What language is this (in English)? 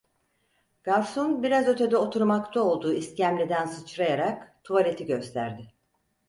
Turkish